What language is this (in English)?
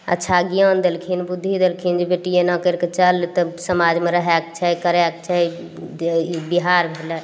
Maithili